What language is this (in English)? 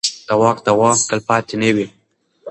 Pashto